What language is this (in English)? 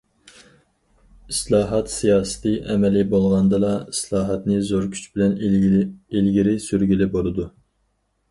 Uyghur